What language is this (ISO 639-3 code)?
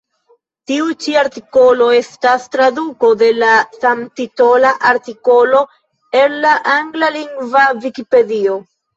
epo